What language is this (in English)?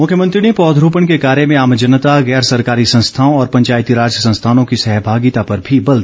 Hindi